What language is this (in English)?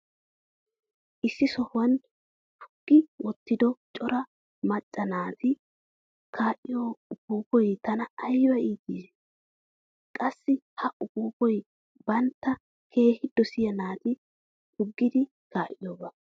Wolaytta